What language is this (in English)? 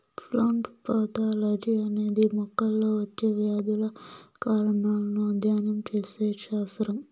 Telugu